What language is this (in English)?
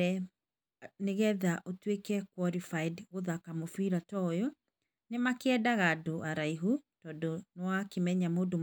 Kikuyu